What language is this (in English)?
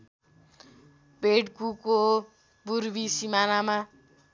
Nepali